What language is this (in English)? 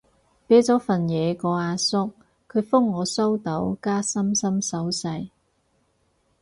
Cantonese